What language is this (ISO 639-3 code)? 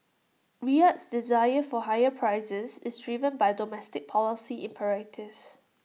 eng